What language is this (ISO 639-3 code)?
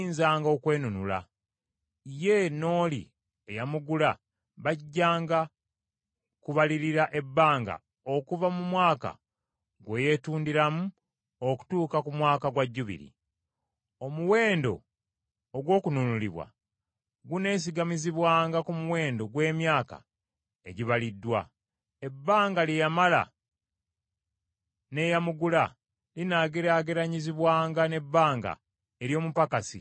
lug